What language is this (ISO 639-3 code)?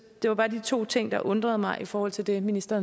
dan